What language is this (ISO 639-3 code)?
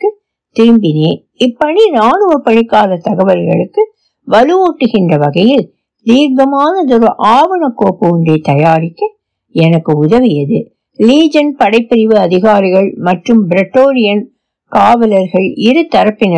tam